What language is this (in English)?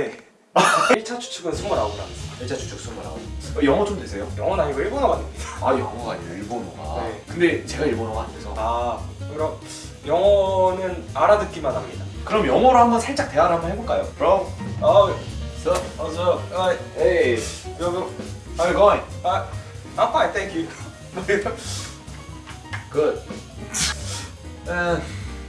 Korean